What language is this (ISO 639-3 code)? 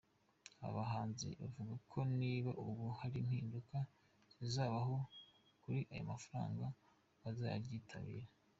kin